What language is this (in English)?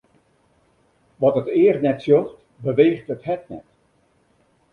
Western Frisian